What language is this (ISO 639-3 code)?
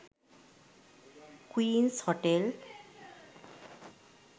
sin